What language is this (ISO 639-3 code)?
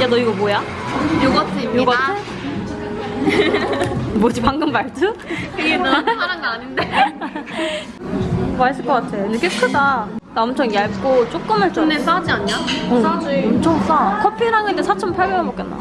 kor